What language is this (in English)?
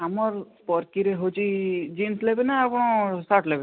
Odia